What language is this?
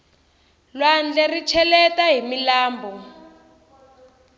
Tsonga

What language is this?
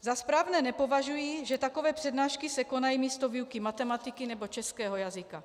Czech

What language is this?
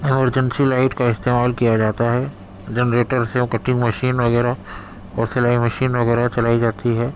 Urdu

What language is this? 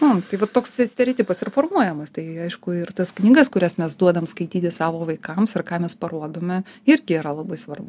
Lithuanian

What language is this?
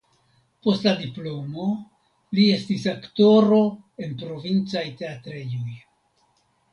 Esperanto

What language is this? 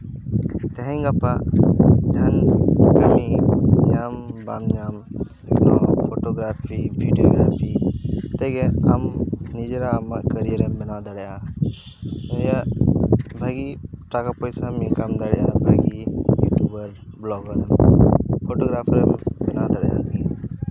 Santali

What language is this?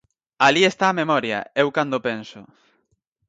Galician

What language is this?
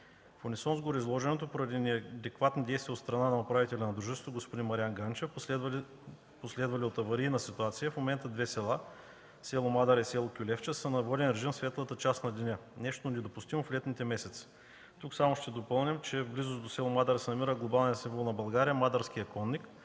Bulgarian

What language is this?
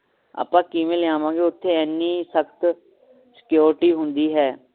Punjabi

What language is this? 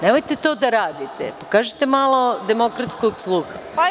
Serbian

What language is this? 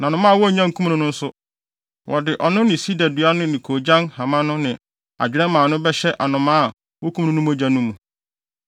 Akan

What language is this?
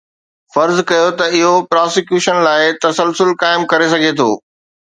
Sindhi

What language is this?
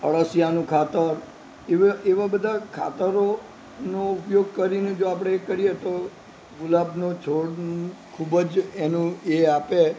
Gujarati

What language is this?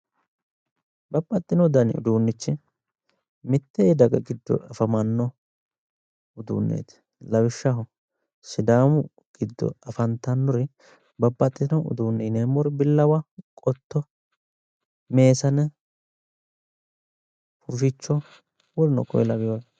Sidamo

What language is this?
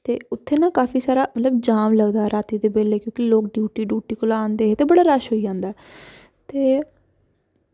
Dogri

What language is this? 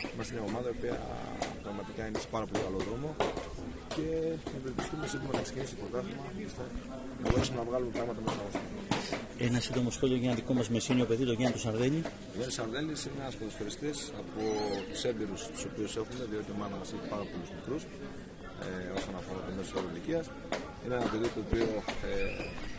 Greek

